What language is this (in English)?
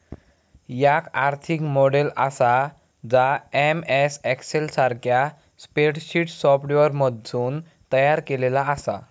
Marathi